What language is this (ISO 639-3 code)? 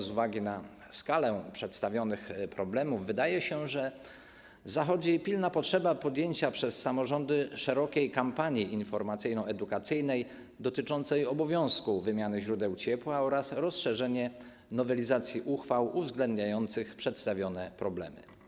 pol